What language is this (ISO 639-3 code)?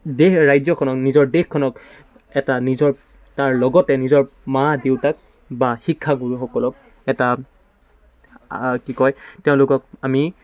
asm